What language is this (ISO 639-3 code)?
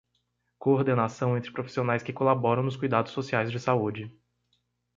por